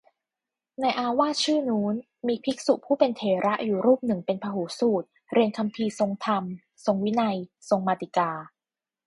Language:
Thai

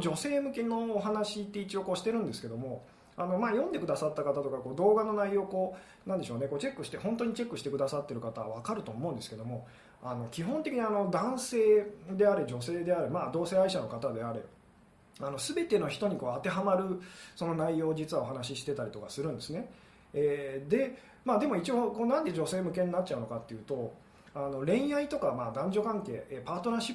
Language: Japanese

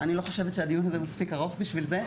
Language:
Hebrew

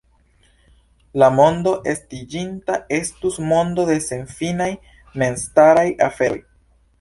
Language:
Esperanto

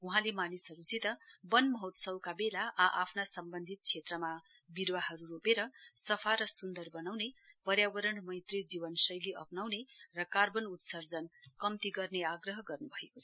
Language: Nepali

